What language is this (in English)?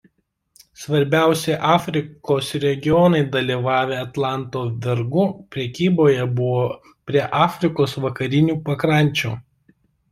Lithuanian